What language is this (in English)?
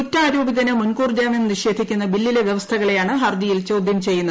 Malayalam